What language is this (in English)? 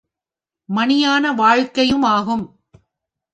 Tamil